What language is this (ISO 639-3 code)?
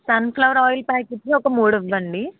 tel